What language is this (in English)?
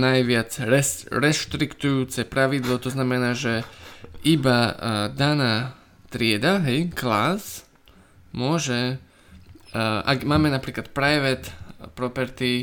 Slovak